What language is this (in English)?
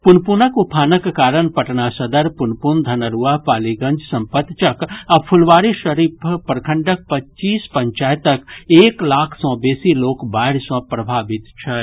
Maithili